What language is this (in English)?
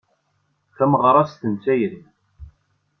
Kabyle